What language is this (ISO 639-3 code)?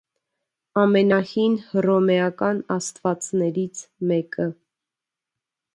hye